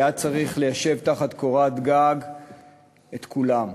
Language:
Hebrew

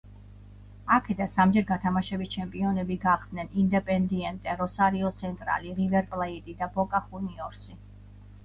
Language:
Georgian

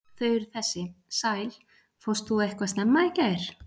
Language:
Icelandic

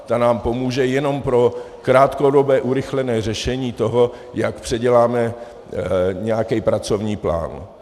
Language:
Czech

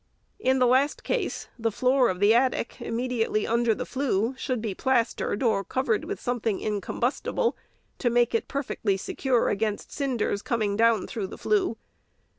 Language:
English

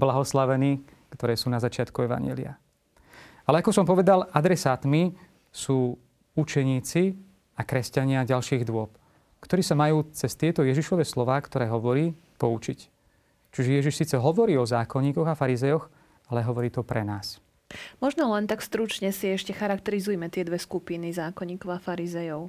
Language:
Slovak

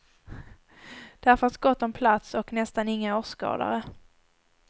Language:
Swedish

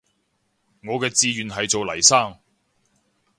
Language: Cantonese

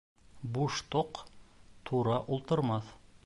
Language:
Bashkir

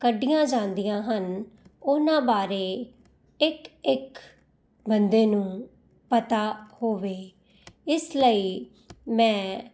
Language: Punjabi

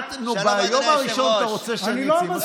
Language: Hebrew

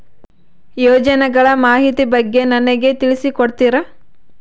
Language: Kannada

